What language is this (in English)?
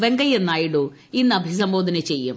Malayalam